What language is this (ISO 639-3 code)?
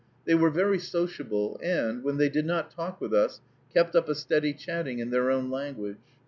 eng